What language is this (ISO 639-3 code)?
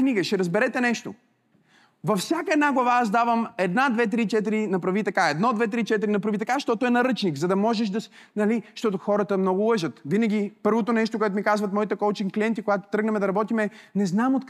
bul